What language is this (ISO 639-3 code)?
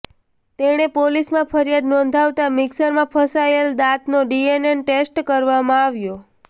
guj